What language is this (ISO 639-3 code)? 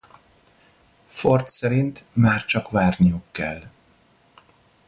hun